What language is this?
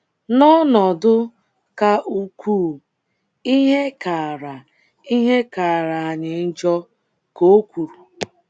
Igbo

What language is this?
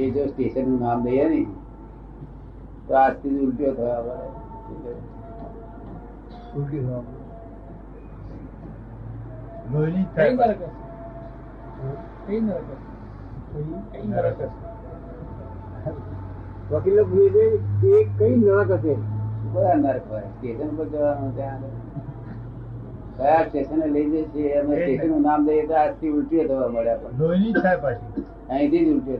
Gujarati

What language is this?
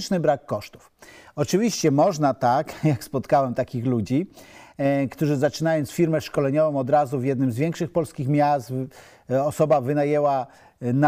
Polish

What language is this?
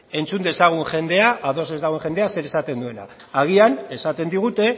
Basque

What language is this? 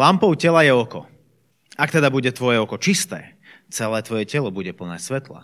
Slovak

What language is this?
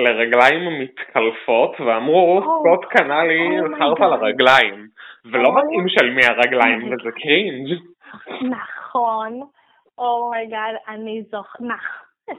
Hebrew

